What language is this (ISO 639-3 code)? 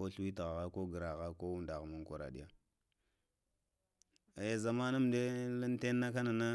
hia